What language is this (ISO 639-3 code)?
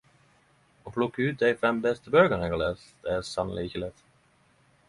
nno